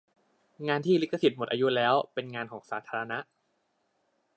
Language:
Thai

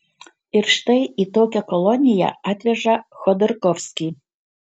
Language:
Lithuanian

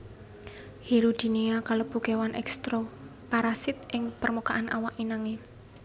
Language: Javanese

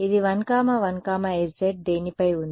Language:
Telugu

